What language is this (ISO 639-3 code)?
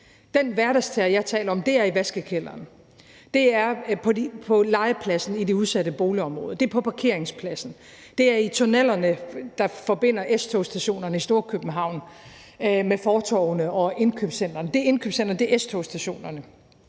dan